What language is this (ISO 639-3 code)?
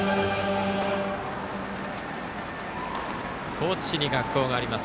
jpn